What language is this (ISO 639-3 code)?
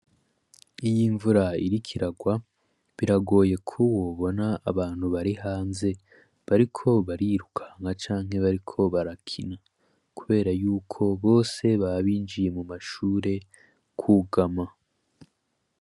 run